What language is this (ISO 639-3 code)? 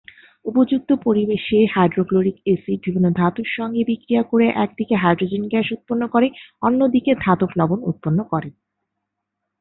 ben